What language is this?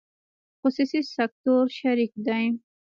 Pashto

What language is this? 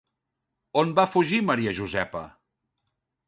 Catalan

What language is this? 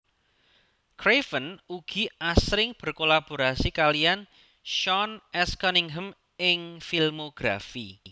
Javanese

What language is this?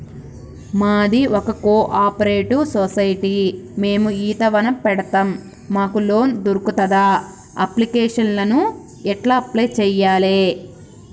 Telugu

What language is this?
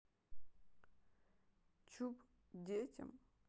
Russian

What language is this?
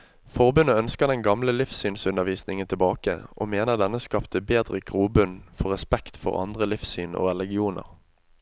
Norwegian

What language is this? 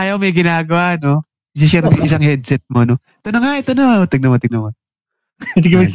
Filipino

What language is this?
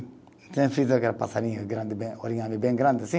Portuguese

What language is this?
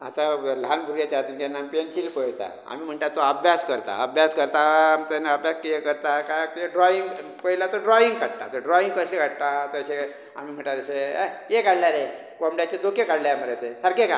Konkani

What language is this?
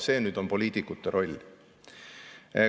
Estonian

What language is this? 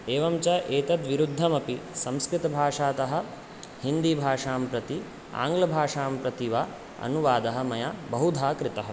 Sanskrit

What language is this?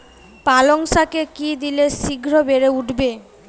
Bangla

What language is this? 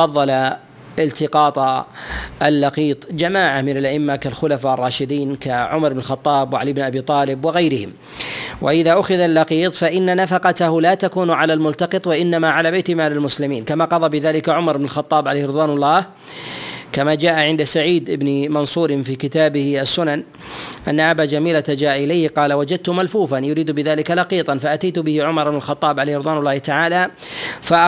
Arabic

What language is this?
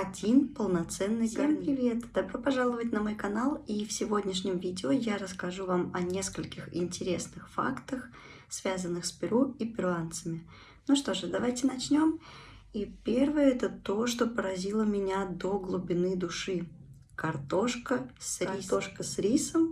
Russian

